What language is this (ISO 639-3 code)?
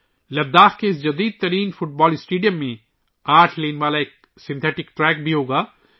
urd